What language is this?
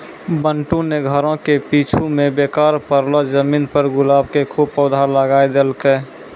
Maithili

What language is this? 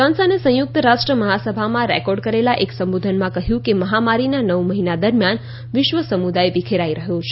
Gujarati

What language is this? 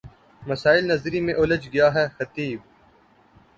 Urdu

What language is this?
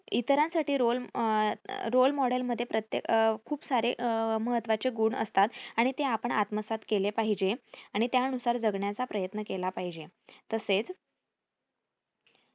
Marathi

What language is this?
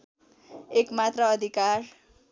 Nepali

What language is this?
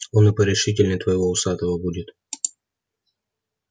Russian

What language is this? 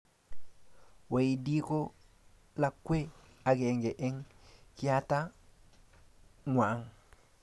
Kalenjin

